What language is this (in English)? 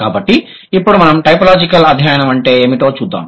Telugu